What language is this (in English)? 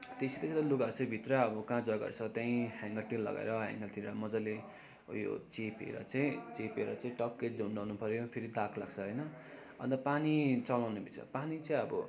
Nepali